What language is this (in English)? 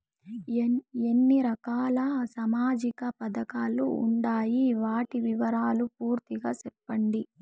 Telugu